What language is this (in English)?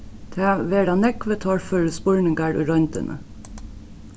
Faroese